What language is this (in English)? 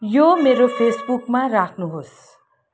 Nepali